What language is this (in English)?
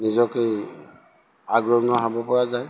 Assamese